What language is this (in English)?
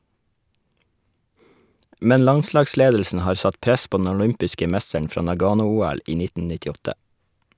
Norwegian